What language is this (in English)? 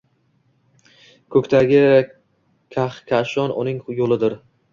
Uzbek